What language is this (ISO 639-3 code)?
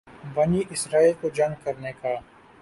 urd